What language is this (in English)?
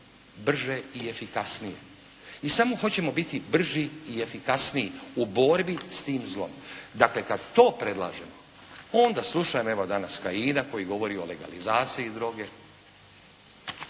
Croatian